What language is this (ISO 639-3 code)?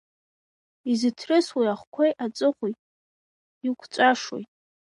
abk